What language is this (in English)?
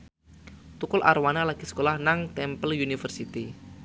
Javanese